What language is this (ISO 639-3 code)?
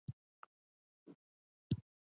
pus